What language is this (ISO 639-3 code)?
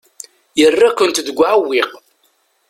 kab